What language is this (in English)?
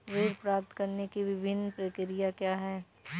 Hindi